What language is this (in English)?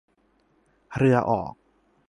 Thai